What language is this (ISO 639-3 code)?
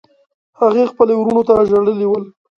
pus